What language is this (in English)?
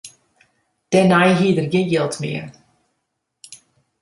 Western Frisian